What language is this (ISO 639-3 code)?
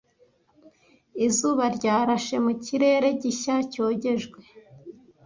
kin